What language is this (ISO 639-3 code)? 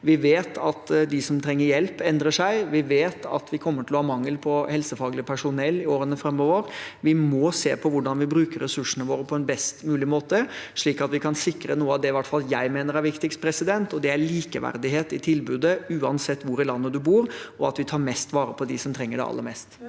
nor